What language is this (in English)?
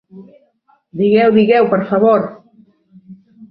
Catalan